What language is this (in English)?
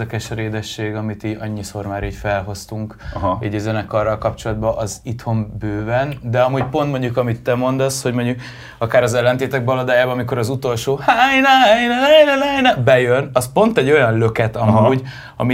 Hungarian